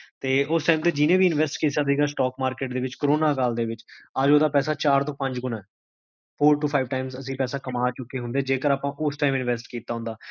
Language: Punjabi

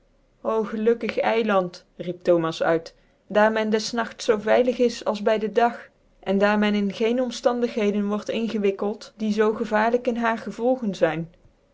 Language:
Dutch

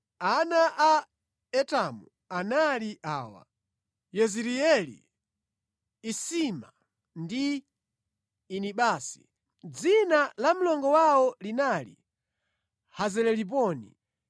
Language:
Nyanja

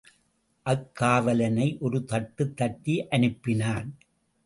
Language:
Tamil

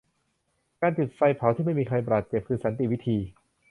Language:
Thai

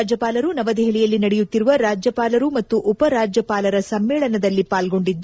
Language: Kannada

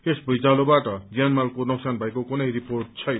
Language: Nepali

